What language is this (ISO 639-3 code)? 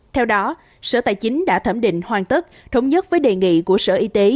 vie